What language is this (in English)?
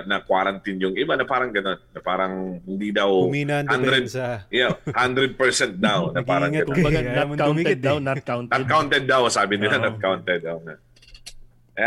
Filipino